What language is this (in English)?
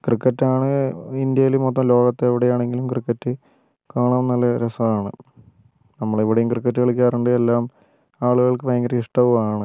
Malayalam